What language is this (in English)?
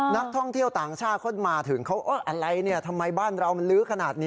Thai